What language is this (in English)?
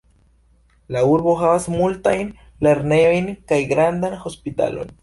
Esperanto